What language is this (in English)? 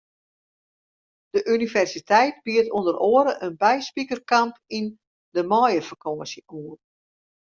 Western Frisian